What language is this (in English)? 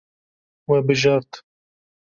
Kurdish